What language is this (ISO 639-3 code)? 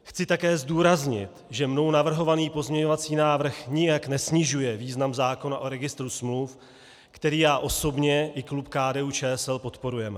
ces